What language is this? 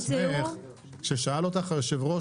Hebrew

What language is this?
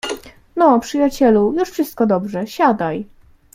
Polish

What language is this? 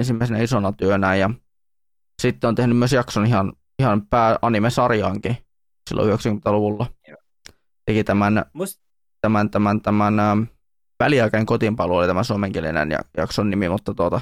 Finnish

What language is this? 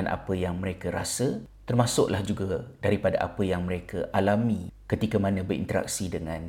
Malay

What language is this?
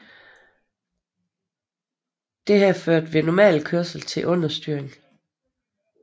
Danish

